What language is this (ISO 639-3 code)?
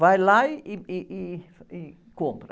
por